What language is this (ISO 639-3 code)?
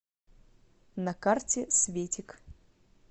rus